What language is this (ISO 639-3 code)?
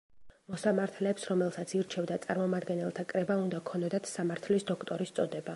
kat